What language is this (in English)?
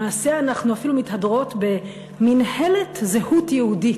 Hebrew